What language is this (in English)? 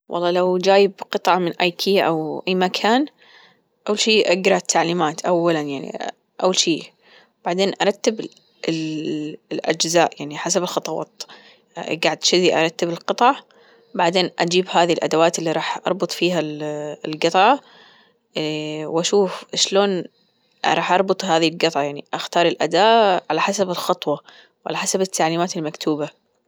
Gulf Arabic